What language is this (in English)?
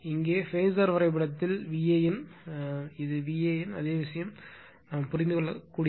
Tamil